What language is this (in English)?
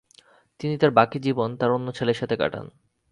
Bangla